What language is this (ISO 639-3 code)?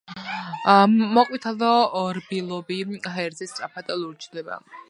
kat